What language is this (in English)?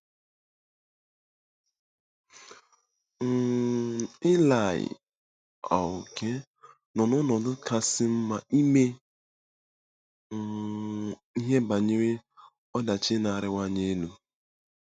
Igbo